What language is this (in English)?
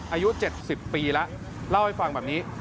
Thai